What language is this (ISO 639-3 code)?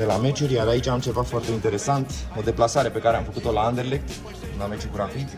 ron